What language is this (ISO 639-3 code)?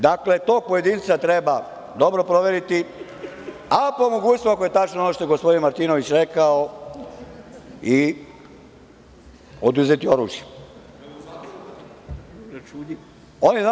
srp